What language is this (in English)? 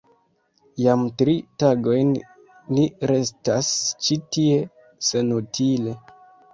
Esperanto